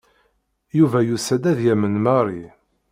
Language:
Kabyle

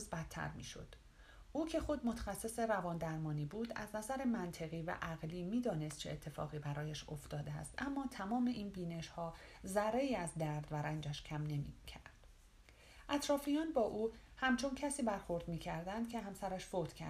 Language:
Persian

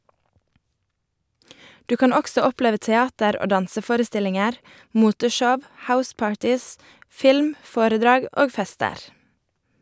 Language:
Norwegian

